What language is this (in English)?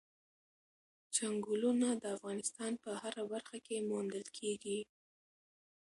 Pashto